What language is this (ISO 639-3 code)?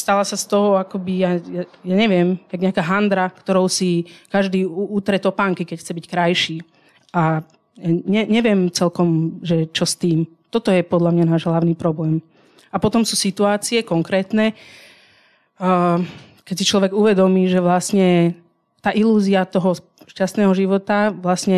ces